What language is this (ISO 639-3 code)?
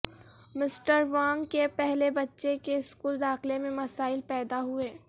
urd